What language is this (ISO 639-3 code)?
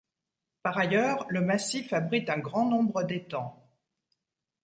fra